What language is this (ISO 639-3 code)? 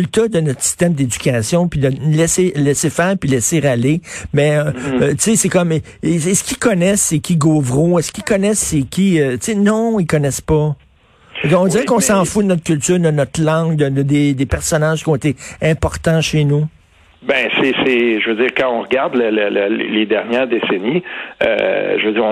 fra